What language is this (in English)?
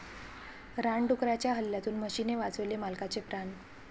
Marathi